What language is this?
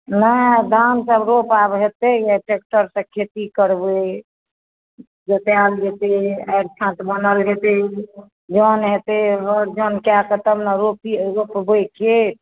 Maithili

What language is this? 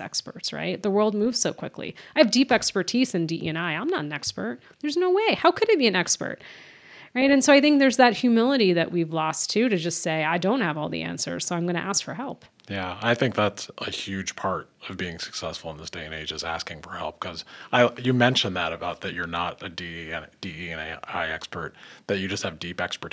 English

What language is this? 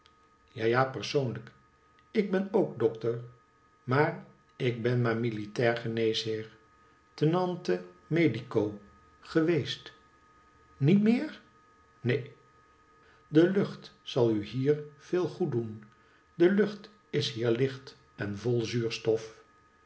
Dutch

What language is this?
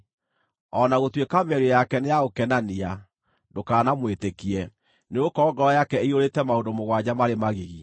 Kikuyu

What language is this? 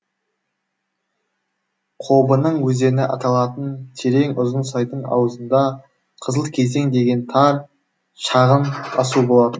Kazakh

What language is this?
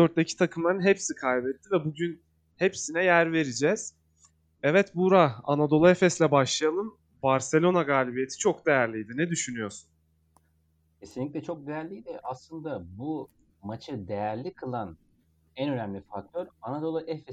Turkish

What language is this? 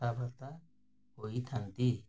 Odia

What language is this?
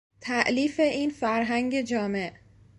Persian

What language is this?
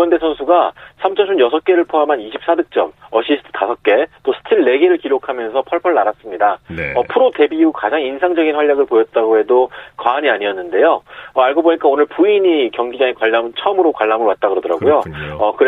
Korean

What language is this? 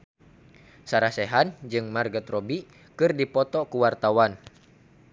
Sundanese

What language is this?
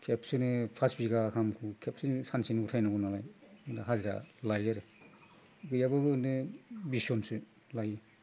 Bodo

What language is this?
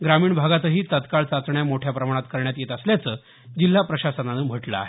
Marathi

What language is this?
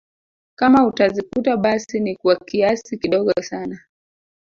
Swahili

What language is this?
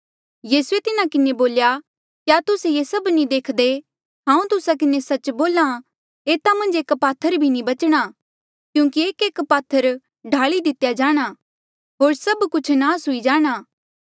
Mandeali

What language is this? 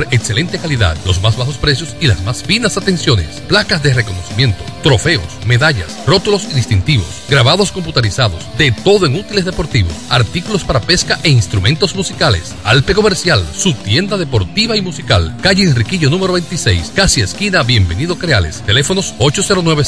Spanish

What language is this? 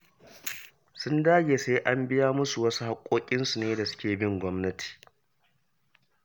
Hausa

